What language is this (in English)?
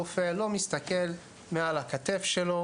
Hebrew